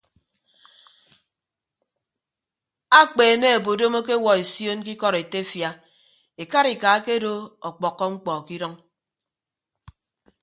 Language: Ibibio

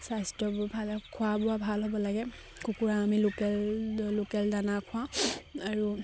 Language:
Assamese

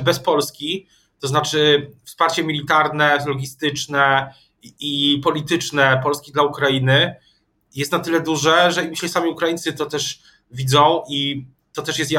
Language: Polish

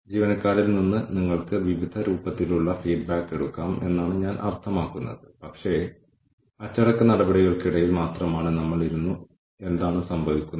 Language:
Malayalam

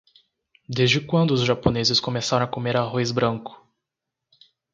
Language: Portuguese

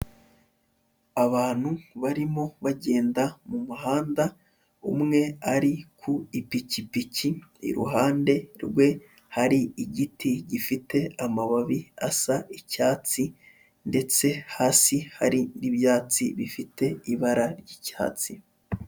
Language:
Kinyarwanda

